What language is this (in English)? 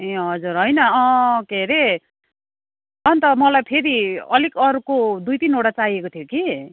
Nepali